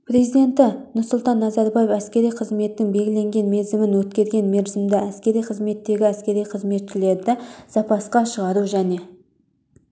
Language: Kazakh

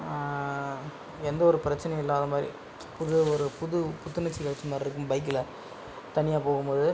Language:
Tamil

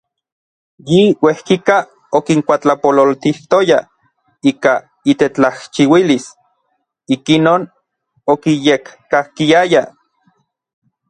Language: Orizaba Nahuatl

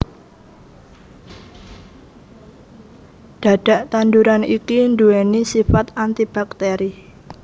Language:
Javanese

